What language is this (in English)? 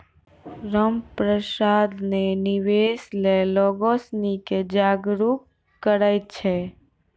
Maithili